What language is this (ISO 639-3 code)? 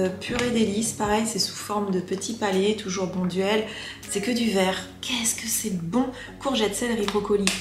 fra